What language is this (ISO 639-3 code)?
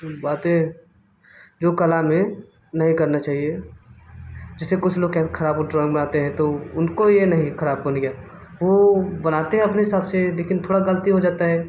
hin